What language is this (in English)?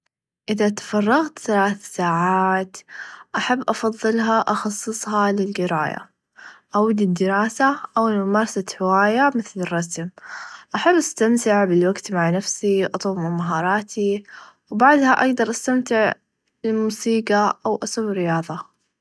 Najdi Arabic